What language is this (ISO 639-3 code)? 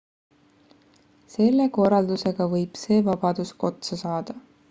est